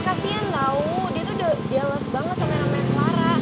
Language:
Indonesian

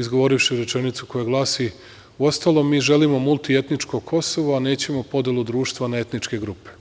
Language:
Serbian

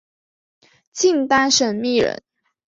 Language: Chinese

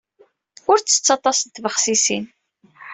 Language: Kabyle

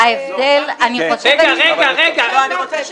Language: Hebrew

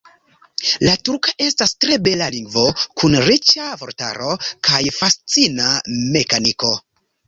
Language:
Esperanto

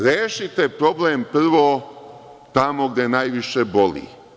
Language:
Serbian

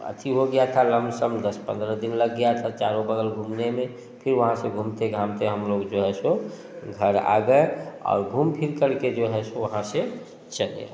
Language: Hindi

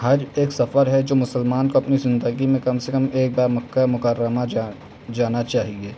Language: Urdu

